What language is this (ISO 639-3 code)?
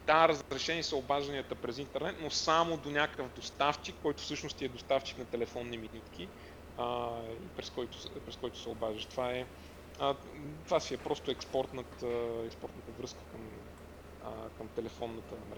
bul